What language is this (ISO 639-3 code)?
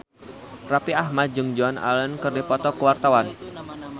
sun